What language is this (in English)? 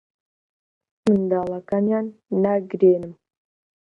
Central Kurdish